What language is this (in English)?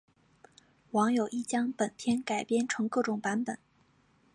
Chinese